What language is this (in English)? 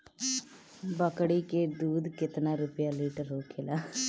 Bhojpuri